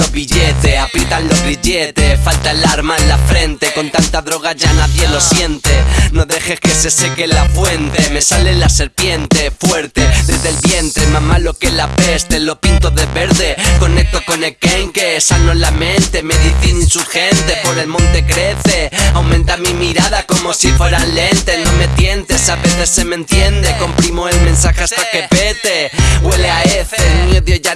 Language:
Spanish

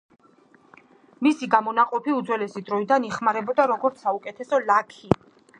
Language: Georgian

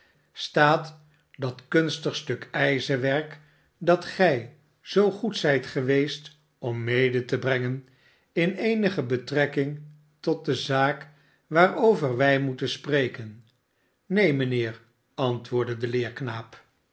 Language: Dutch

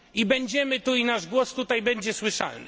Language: Polish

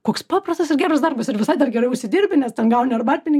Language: Lithuanian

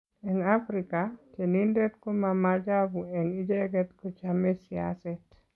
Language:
Kalenjin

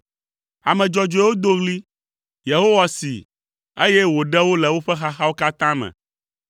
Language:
Ewe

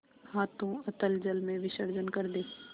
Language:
Hindi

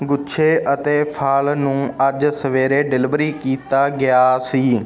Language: Punjabi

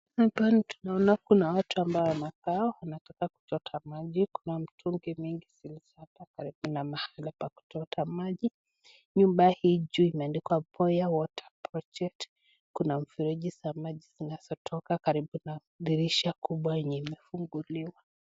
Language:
Swahili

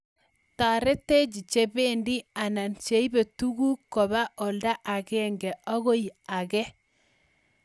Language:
Kalenjin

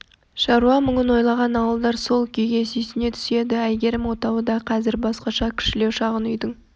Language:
Kazakh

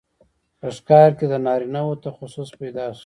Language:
Pashto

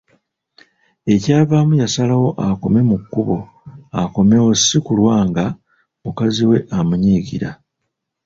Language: Ganda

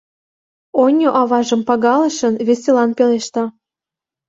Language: Mari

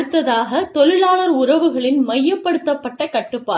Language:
Tamil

